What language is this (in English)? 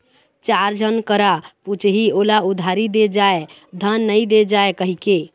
Chhattisgarhi